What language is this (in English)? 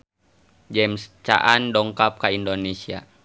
Sundanese